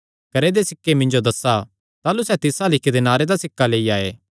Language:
Kangri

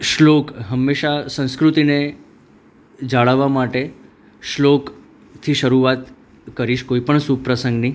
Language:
Gujarati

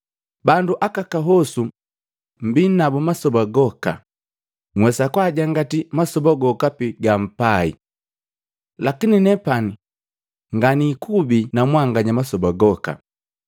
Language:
Matengo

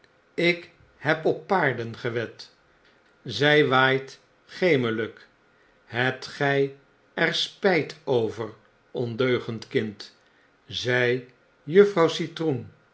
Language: Dutch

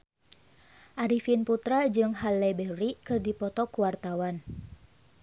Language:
Sundanese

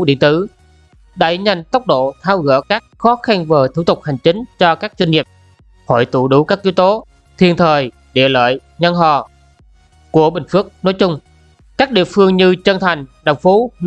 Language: Vietnamese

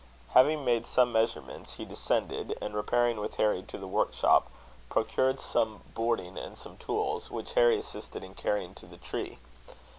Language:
English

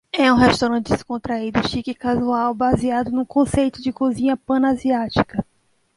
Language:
Portuguese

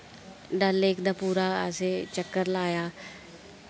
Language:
Dogri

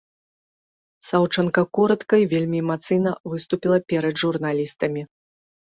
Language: Belarusian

